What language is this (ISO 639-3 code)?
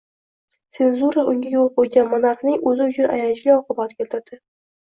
uzb